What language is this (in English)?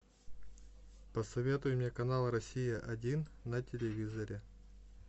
Russian